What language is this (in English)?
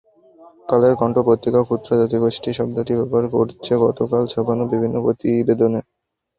Bangla